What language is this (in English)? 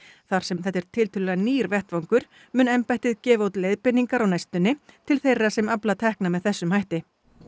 Icelandic